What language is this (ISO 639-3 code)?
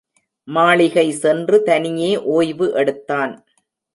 tam